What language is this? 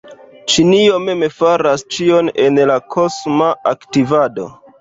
Esperanto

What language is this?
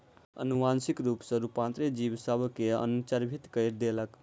Maithili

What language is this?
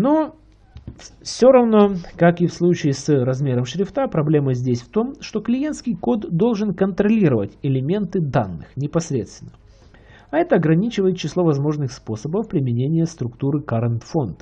Russian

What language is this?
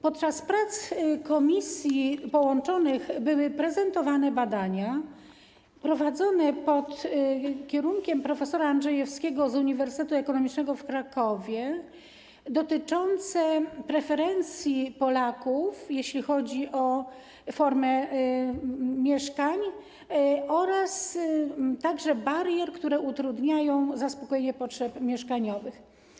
Polish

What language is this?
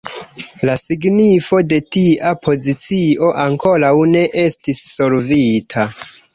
Esperanto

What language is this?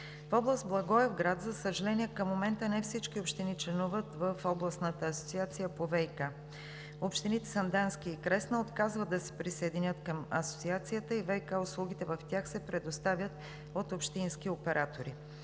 Bulgarian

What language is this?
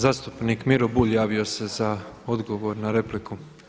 Croatian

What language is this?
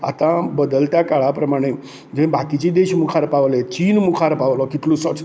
Konkani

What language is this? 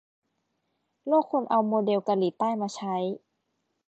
Thai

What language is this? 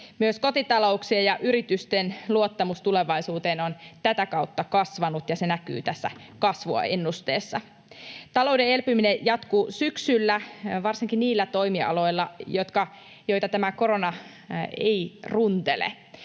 Finnish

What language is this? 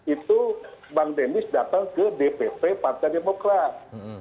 Indonesian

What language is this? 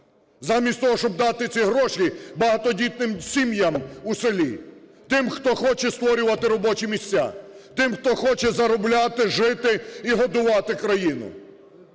Ukrainian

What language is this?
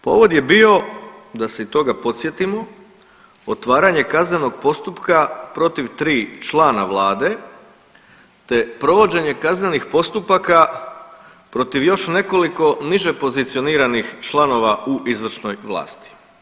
Croatian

